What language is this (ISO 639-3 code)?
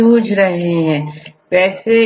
hin